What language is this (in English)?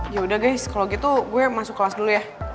Indonesian